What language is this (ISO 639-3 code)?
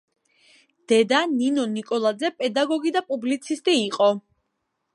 kat